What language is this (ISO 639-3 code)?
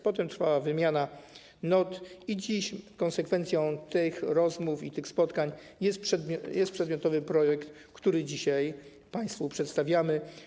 pol